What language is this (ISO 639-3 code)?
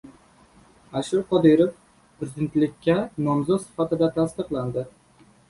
uzb